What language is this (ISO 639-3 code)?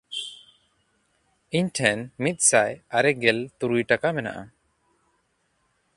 sat